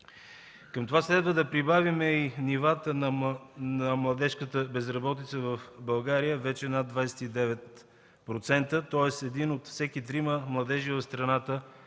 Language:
Bulgarian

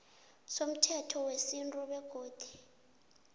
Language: South Ndebele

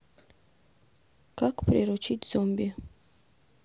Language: Russian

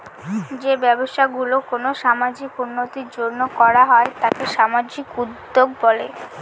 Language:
Bangla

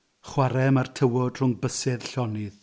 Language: Welsh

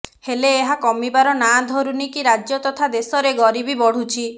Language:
Odia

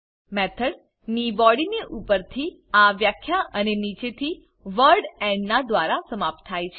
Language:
Gujarati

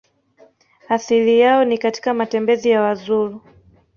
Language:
Swahili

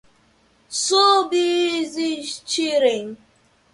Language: Portuguese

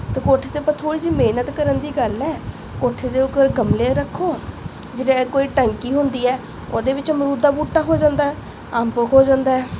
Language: Punjabi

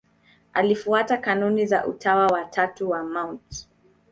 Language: Swahili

